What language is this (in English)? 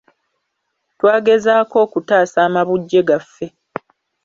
Ganda